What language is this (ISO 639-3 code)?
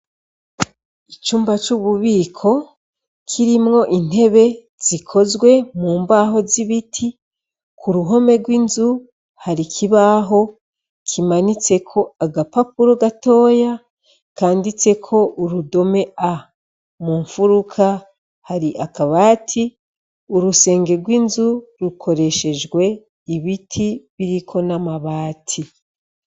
run